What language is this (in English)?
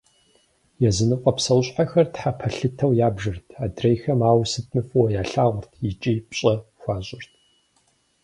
Kabardian